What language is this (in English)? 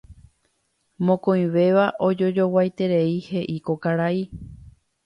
Guarani